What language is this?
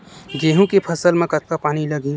Chhattisgarhi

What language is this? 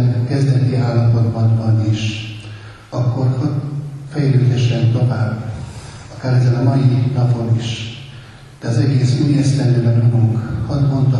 Hungarian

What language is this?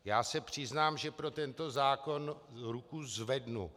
Czech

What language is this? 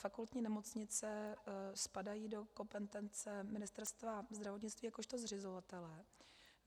Czech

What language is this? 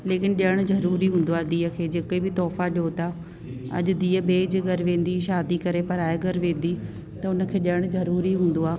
Sindhi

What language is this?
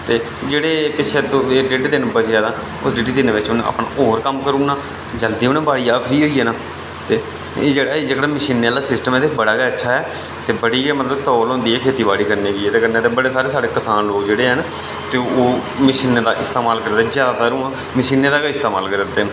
Dogri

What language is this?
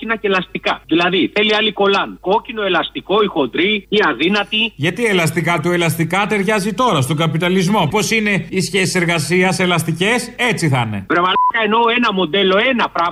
Greek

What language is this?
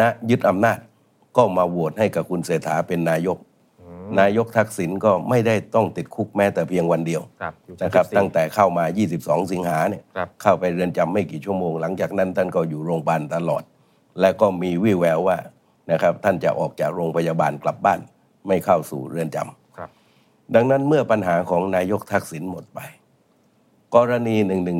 Thai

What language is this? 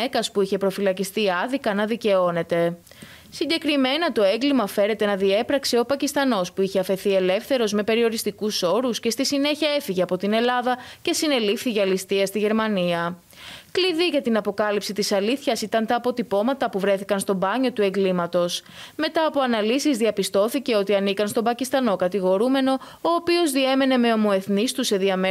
Greek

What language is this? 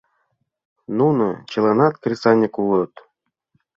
Mari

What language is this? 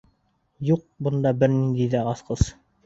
Bashkir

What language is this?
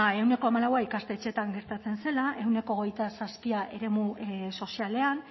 Basque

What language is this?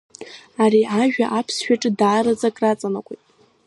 Abkhazian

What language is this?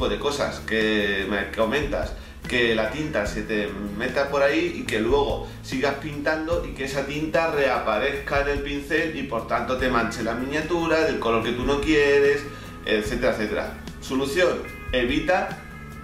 Spanish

